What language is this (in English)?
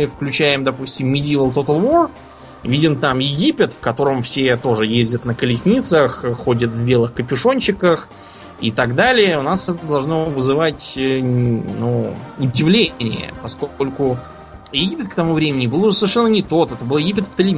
Russian